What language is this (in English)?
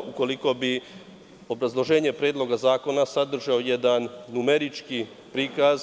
Serbian